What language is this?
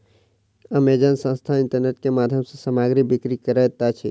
Maithili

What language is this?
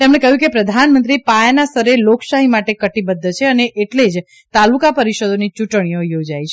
Gujarati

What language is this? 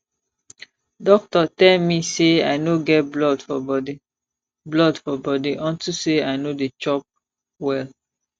Nigerian Pidgin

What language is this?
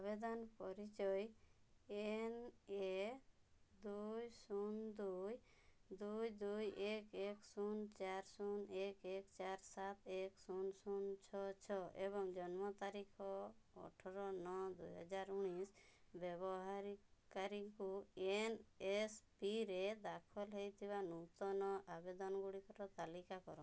Odia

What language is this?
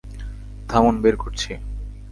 Bangla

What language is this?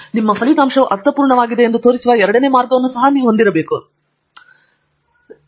Kannada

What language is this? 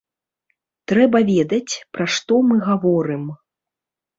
Belarusian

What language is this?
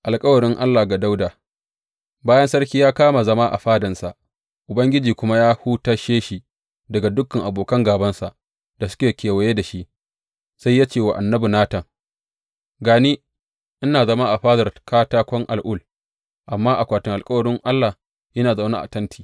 Hausa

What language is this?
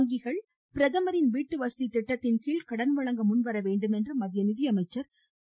Tamil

